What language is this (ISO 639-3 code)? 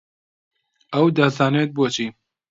ckb